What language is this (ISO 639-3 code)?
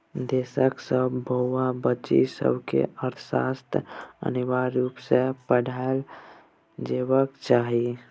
mai